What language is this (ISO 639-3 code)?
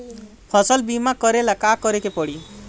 bho